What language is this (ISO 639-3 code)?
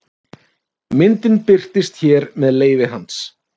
isl